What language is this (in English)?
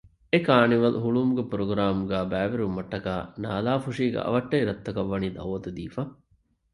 Divehi